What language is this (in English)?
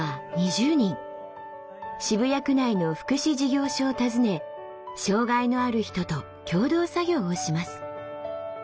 Japanese